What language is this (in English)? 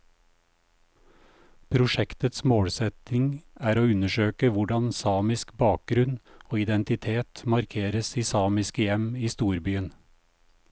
Norwegian